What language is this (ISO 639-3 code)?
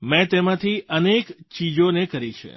guj